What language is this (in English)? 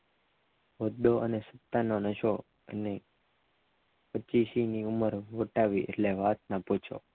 Gujarati